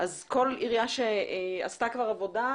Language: Hebrew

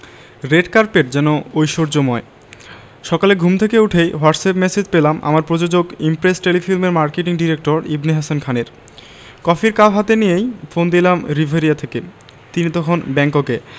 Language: Bangla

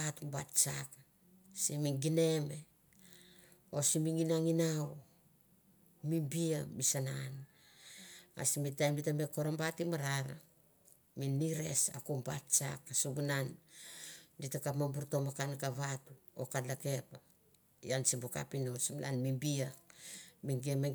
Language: Mandara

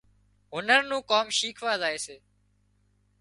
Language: Wadiyara Koli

